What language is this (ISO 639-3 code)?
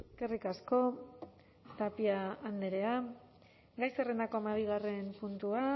eus